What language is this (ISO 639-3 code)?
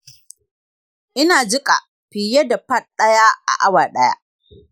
hau